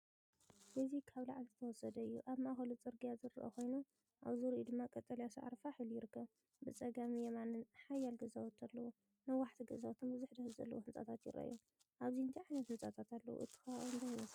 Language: Tigrinya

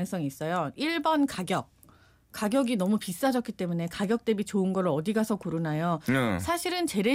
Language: Korean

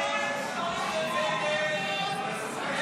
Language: Hebrew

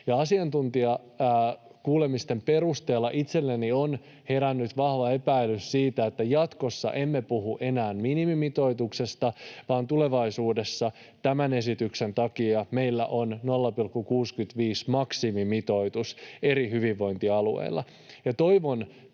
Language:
Finnish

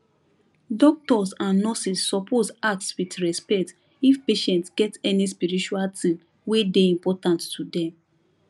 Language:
Nigerian Pidgin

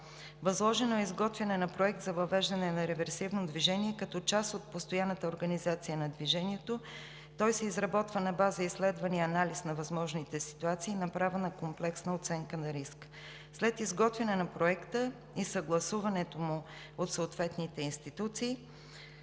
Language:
Bulgarian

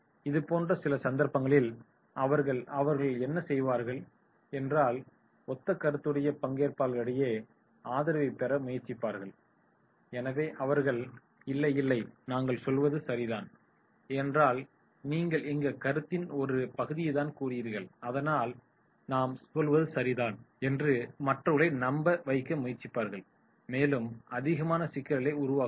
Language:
Tamil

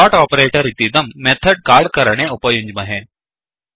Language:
Sanskrit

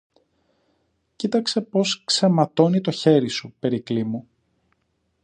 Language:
Greek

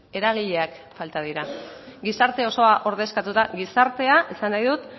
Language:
Basque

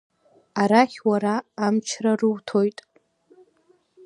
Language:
Abkhazian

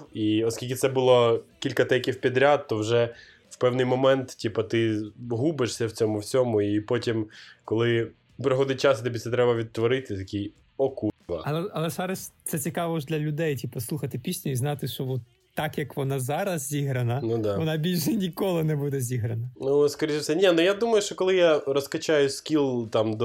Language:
Ukrainian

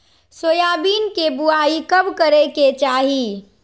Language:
Magahi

